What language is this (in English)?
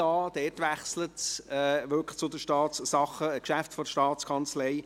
Swiss German